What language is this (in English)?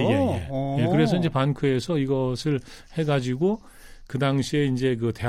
Korean